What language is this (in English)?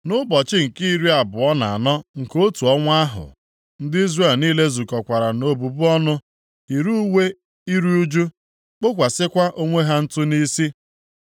Igbo